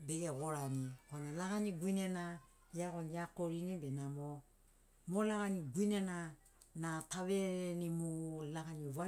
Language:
Sinaugoro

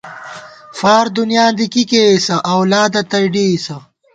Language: Gawar-Bati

